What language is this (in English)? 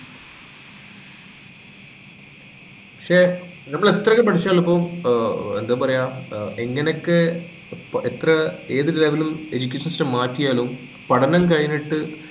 Malayalam